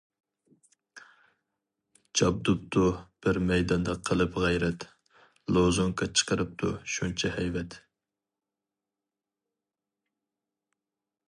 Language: Uyghur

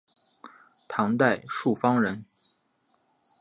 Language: Chinese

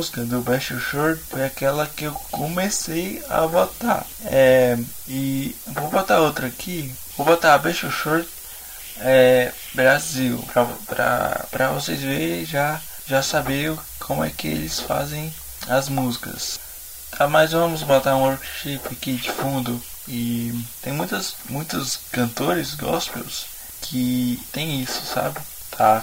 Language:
Portuguese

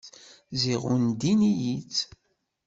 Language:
Kabyle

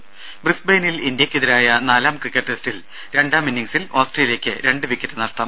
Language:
Malayalam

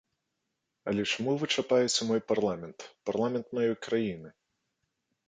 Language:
Belarusian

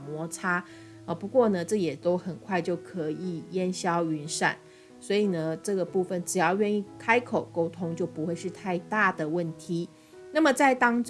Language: Chinese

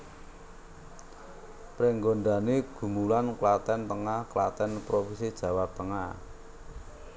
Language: Javanese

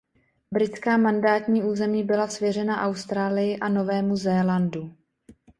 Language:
Czech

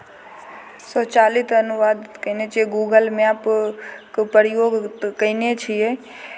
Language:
Maithili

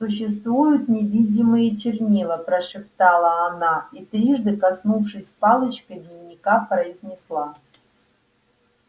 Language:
Russian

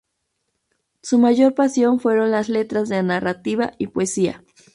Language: Spanish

